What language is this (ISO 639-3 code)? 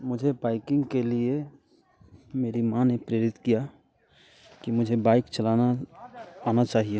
hin